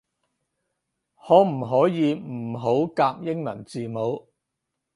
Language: Cantonese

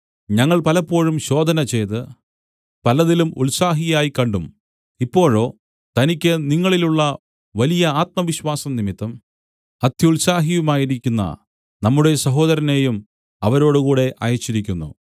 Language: Malayalam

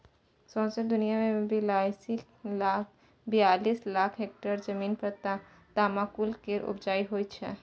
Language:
Maithili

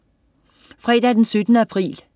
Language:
Danish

